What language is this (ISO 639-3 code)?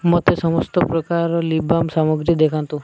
ori